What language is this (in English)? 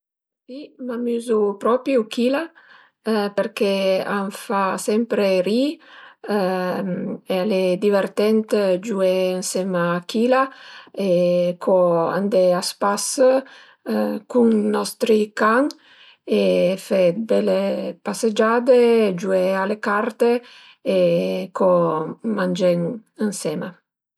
Piedmontese